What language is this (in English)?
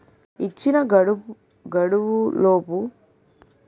Telugu